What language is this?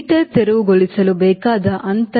Kannada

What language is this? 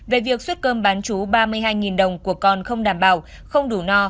Vietnamese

